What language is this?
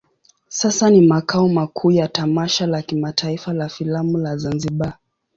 Swahili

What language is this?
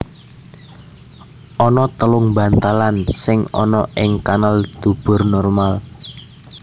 Javanese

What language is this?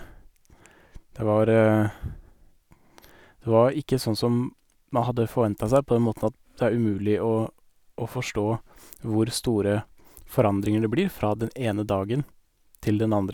Norwegian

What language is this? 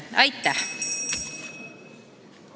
Estonian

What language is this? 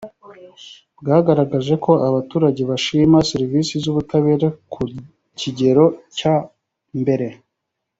Kinyarwanda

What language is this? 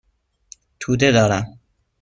Persian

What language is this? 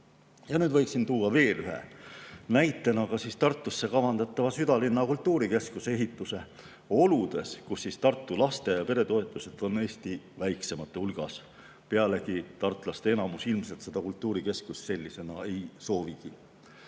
Estonian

